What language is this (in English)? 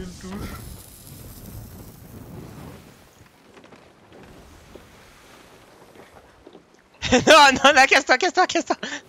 French